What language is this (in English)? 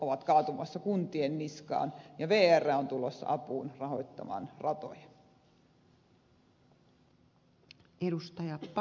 Finnish